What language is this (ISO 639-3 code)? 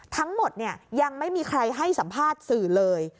tha